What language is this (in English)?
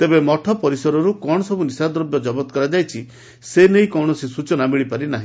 Odia